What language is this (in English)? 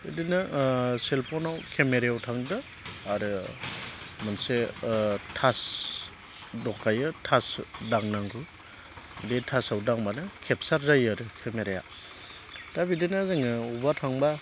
Bodo